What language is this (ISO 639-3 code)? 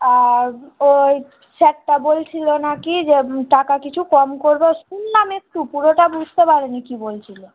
ben